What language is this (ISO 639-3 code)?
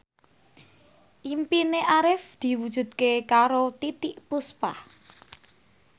jav